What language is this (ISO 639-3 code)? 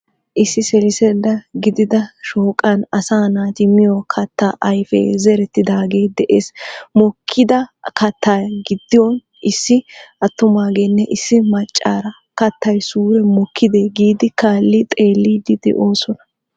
wal